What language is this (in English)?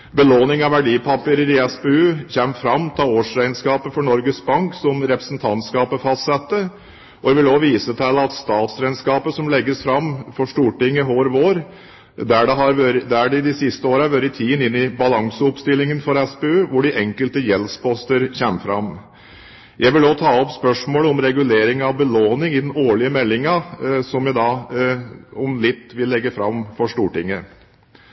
Norwegian Bokmål